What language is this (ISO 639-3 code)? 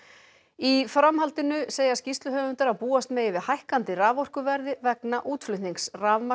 isl